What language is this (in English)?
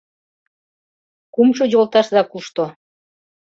Mari